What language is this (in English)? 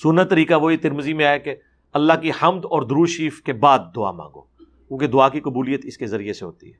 Urdu